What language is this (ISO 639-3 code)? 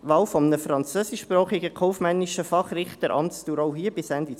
gsw